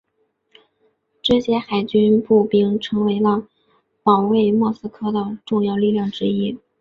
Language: Chinese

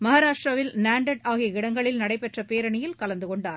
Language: Tamil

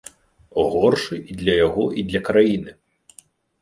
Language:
Belarusian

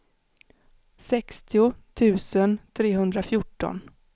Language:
Swedish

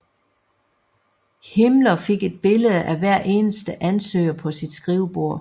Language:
Danish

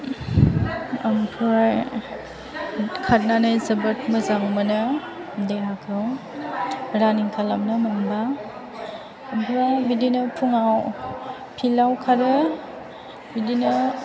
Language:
Bodo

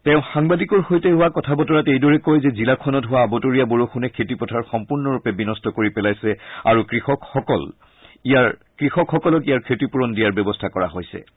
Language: Assamese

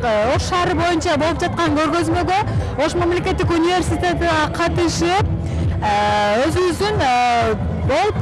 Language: Turkish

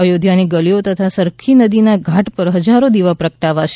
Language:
Gujarati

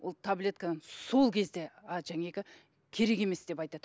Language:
Kazakh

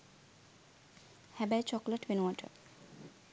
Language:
Sinhala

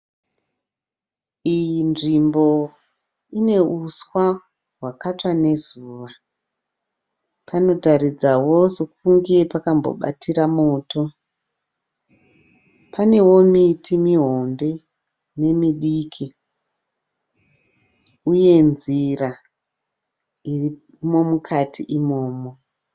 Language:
Shona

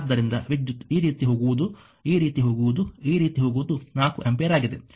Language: Kannada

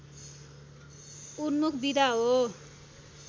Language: Nepali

